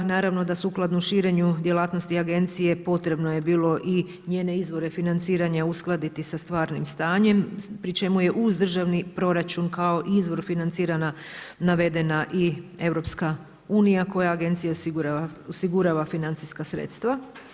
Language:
Croatian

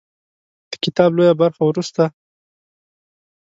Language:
Pashto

